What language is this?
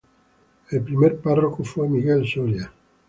Spanish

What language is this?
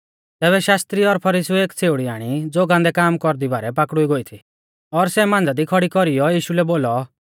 Mahasu Pahari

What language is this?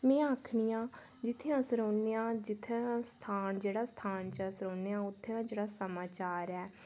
Dogri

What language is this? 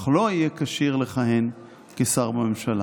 Hebrew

